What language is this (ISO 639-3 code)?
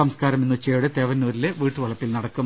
mal